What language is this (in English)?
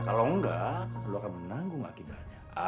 Indonesian